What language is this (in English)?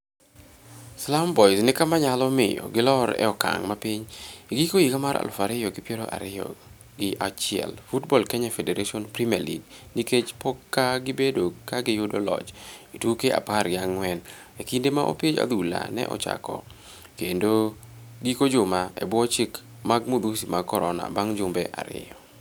Luo (Kenya and Tanzania)